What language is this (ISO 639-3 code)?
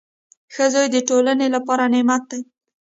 pus